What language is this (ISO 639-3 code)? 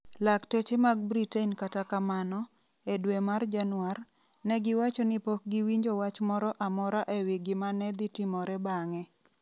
luo